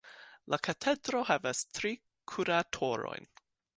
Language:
Esperanto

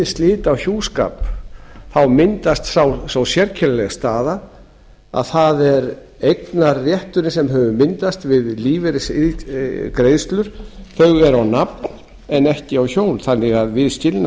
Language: Icelandic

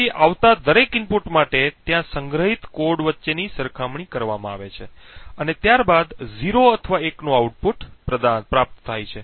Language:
Gujarati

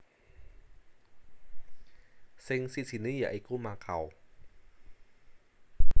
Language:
Javanese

